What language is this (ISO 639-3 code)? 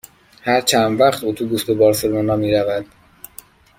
fas